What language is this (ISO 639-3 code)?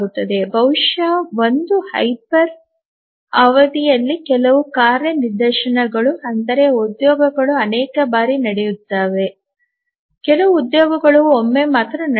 kan